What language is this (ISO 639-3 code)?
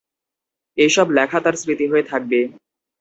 ben